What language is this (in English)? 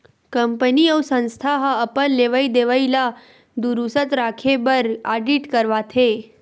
Chhattisgarhi